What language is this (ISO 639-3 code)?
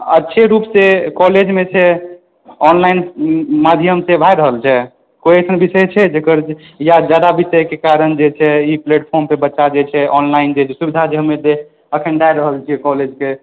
mai